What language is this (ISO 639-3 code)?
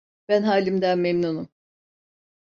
tur